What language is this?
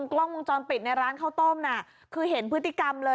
Thai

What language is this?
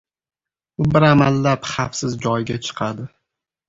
Uzbek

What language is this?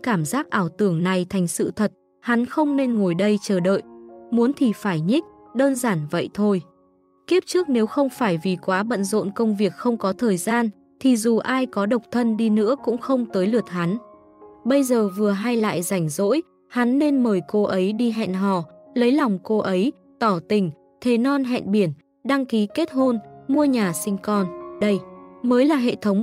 Vietnamese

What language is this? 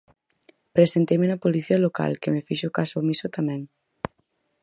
Galician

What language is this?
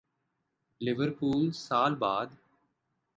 Urdu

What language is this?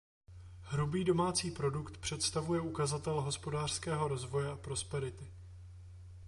Czech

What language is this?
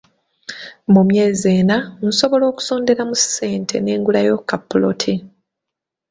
Ganda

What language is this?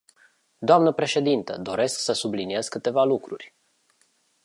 Romanian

